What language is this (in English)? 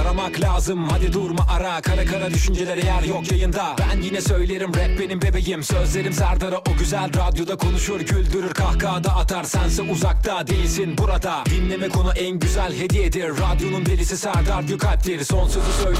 Turkish